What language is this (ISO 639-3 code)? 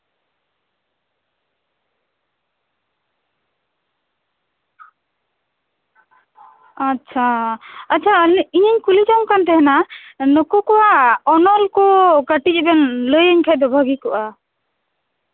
sat